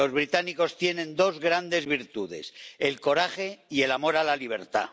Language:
Spanish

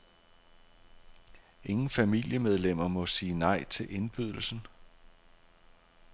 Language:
Danish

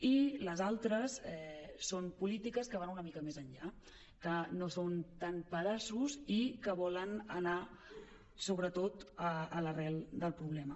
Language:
Catalan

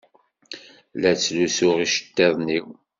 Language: Kabyle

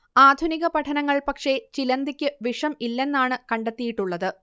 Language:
Malayalam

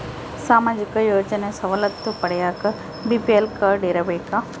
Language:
Kannada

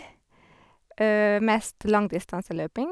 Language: Norwegian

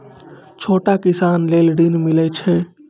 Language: Maithili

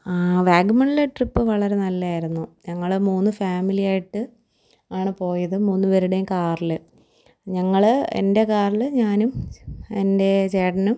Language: Malayalam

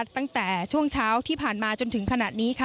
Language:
Thai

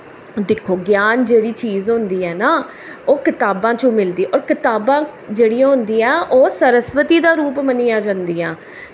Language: Dogri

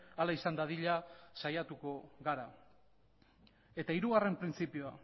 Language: Basque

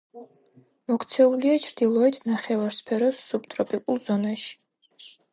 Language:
Georgian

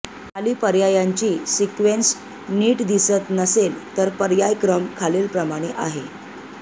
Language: Marathi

